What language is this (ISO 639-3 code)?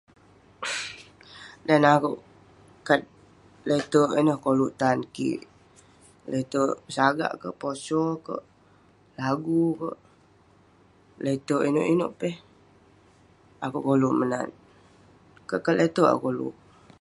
pne